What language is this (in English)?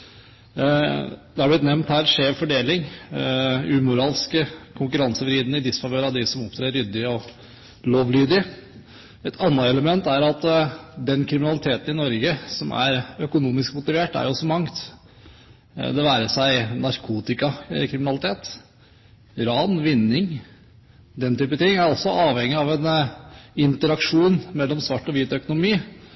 Norwegian Bokmål